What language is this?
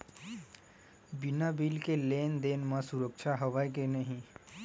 Chhattisgarhi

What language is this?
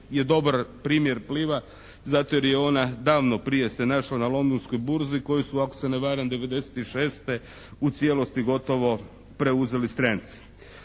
Croatian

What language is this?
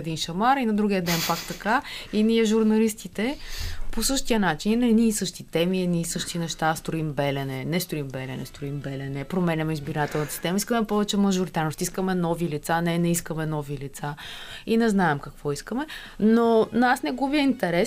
Bulgarian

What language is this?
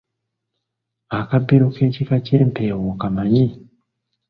Ganda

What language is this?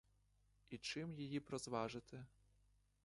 Ukrainian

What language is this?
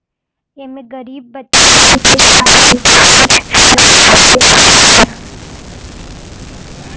Bhojpuri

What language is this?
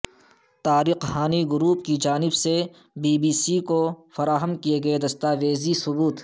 Urdu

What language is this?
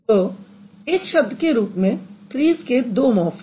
Hindi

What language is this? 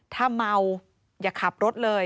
Thai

